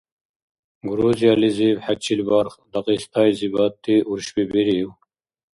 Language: Dargwa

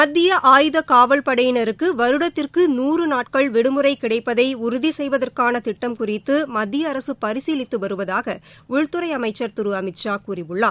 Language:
Tamil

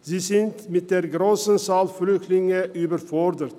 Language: Swiss German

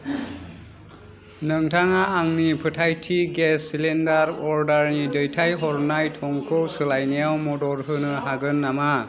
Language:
Bodo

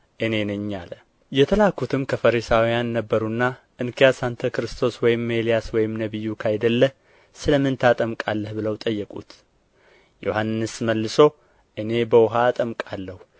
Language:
Amharic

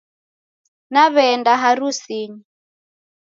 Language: Taita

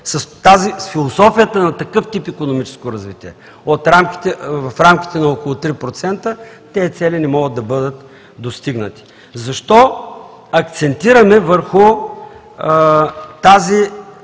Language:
Bulgarian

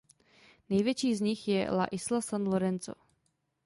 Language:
Czech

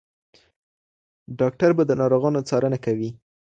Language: Pashto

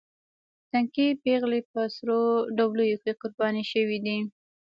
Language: Pashto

